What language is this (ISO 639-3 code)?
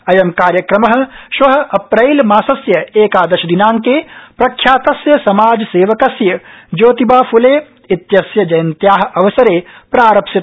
san